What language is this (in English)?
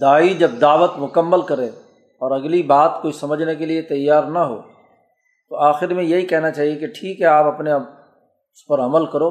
Urdu